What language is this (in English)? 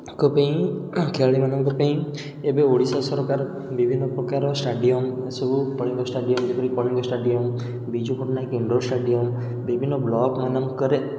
Odia